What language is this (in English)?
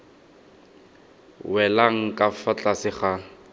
Tswana